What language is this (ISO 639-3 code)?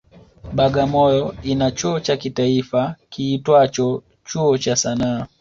swa